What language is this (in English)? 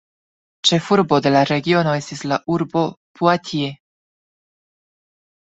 Esperanto